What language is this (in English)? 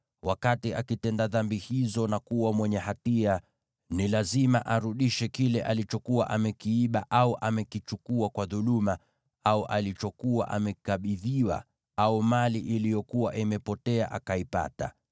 Swahili